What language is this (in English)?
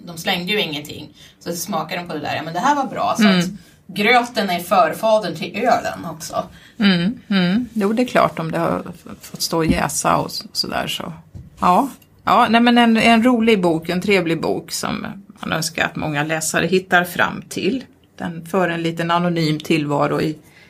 Swedish